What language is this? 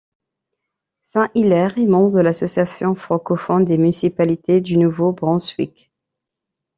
French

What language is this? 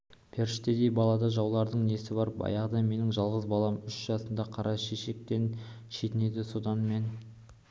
Kazakh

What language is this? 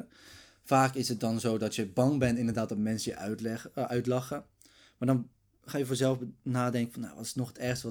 Dutch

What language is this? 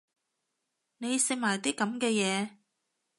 Cantonese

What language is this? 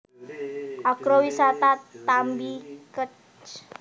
Javanese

